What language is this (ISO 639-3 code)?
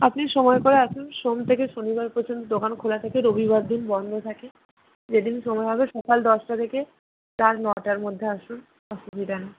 ben